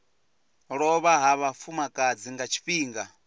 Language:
Venda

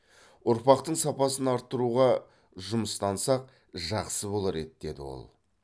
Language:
Kazakh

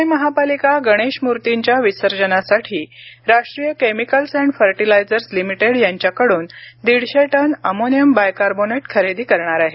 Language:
Marathi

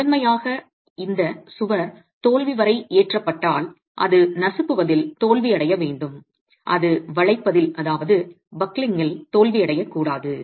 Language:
Tamil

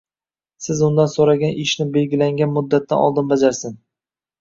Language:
Uzbek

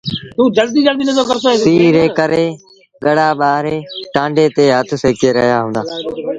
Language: Sindhi Bhil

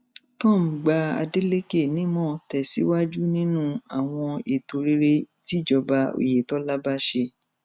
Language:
Yoruba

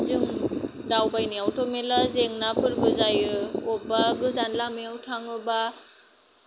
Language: Bodo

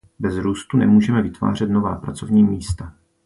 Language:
Czech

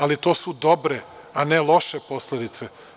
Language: Serbian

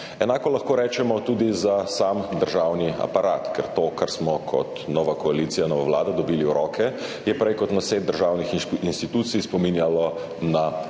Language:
Slovenian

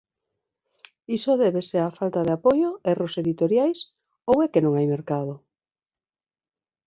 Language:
Galician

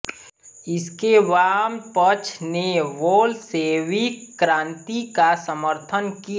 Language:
Hindi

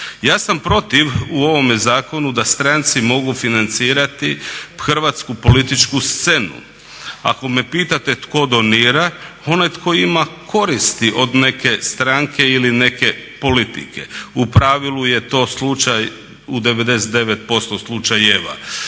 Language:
Croatian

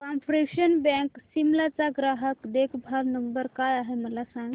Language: Marathi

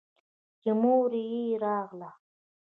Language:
Pashto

